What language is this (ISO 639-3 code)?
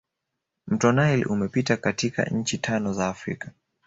swa